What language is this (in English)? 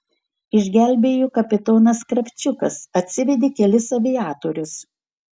Lithuanian